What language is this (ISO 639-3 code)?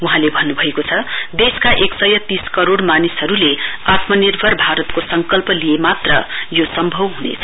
nep